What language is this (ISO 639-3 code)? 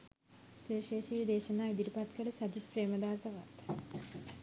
sin